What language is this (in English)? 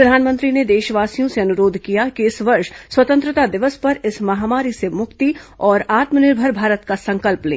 Hindi